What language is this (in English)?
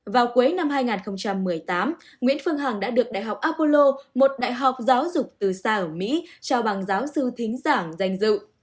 Vietnamese